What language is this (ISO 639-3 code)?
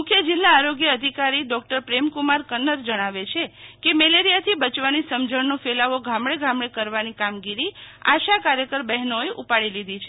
guj